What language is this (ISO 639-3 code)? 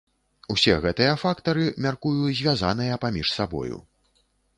bel